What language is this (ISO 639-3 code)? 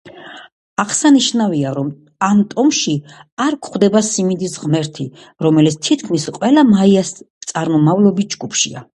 kat